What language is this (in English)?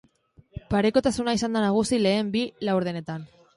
Basque